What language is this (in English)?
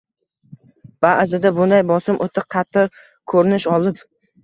Uzbek